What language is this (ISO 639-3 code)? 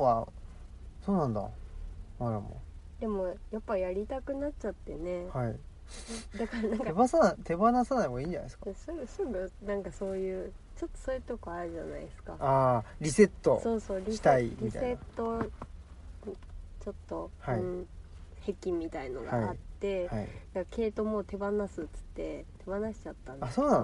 jpn